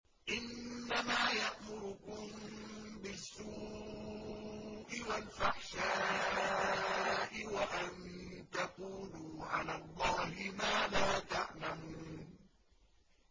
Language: Arabic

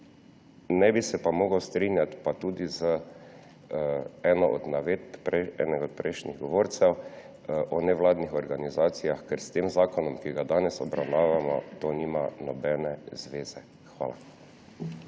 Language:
Slovenian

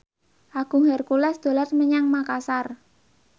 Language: Javanese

